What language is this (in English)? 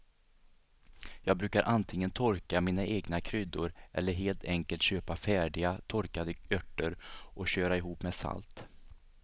Swedish